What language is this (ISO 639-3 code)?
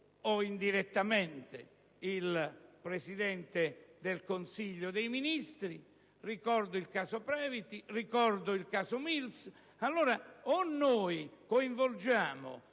ita